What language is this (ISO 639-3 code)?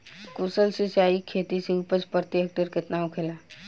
bho